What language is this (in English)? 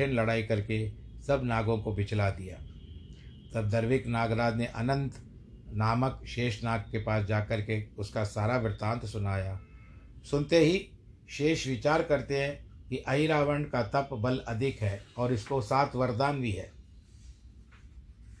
Hindi